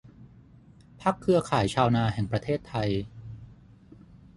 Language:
Thai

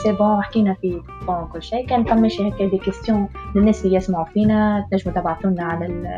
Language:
Arabic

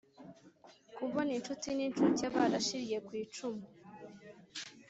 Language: Kinyarwanda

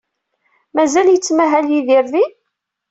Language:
Kabyle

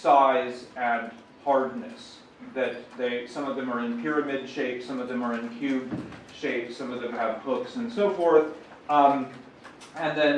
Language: English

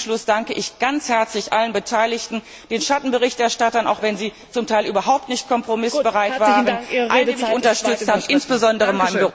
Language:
German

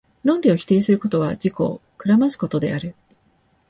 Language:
Japanese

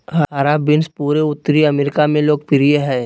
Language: Magahi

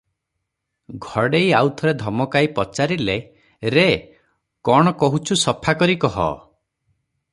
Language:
Odia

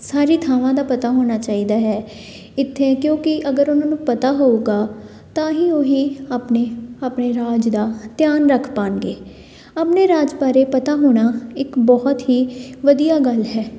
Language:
Punjabi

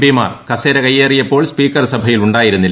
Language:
Malayalam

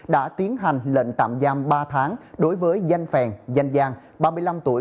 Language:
Vietnamese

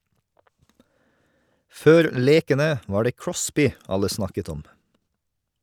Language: Norwegian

